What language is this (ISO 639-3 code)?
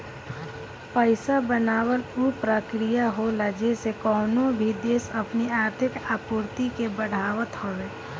bho